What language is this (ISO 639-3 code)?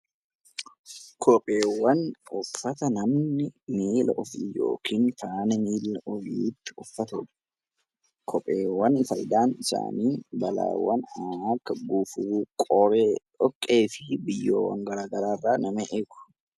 orm